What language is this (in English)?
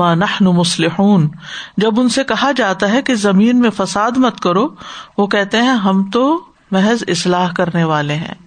Urdu